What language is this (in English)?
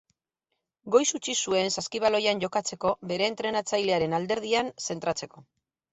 Basque